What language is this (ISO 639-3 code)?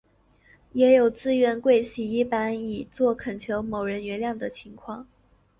zho